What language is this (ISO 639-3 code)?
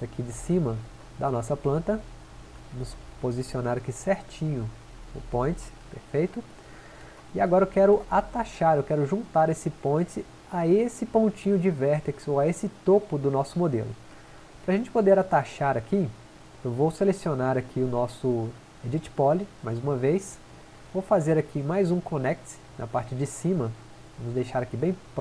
por